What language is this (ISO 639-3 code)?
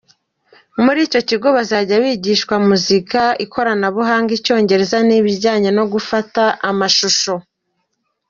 kin